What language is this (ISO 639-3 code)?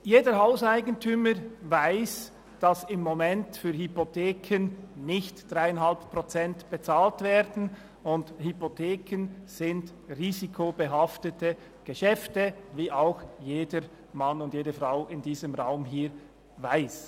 gsw